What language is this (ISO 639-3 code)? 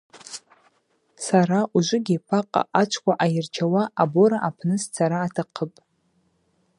abq